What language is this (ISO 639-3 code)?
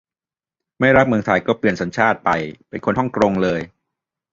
tha